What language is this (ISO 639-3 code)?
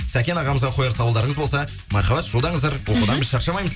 kaz